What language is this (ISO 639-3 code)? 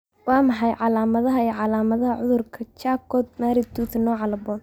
som